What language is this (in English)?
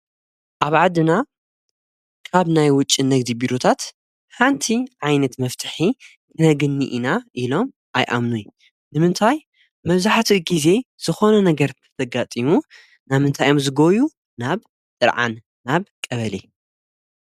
Tigrinya